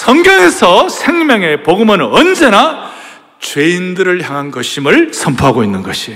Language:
Korean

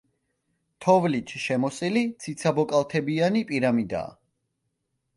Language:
Georgian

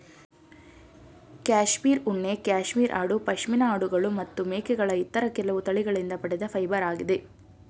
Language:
Kannada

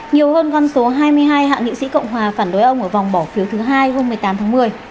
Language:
Vietnamese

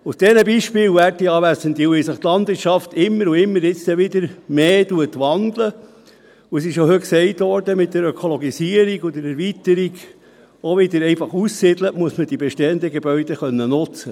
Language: Swiss German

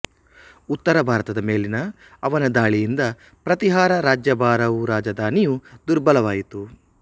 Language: Kannada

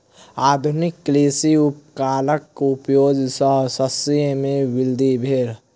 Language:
Maithili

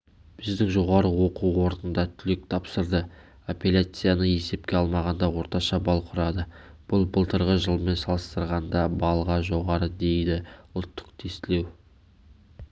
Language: Kazakh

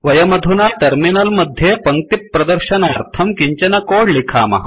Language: Sanskrit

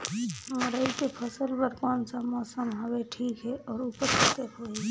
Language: Chhattisgarhi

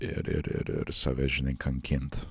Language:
Lithuanian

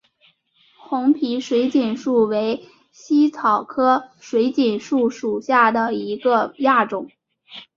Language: Chinese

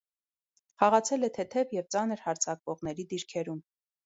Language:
Armenian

